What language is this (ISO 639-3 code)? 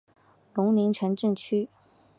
zho